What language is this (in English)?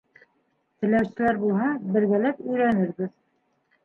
Bashkir